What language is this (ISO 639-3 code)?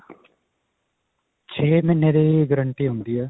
pan